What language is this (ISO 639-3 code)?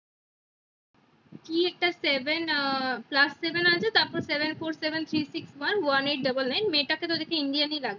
ben